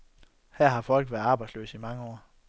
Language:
Danish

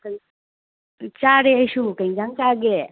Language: Manipuri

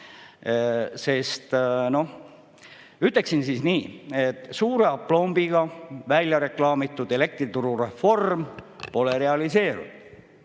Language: Estonian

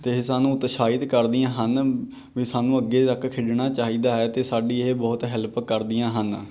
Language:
Punjabi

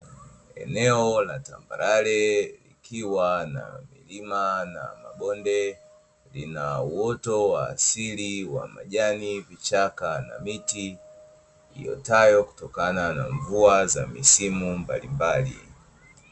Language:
Swahili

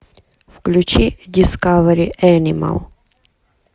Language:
Russian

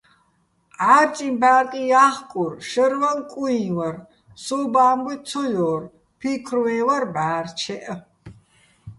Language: Bats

